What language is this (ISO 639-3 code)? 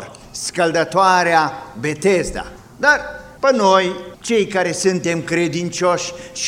ron